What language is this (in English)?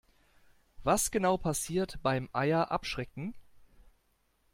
German